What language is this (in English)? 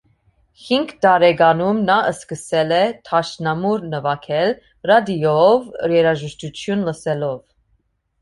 Armenian